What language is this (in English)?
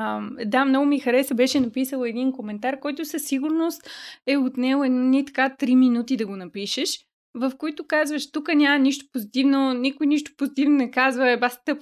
Bulgarian